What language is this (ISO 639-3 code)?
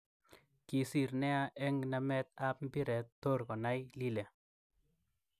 kln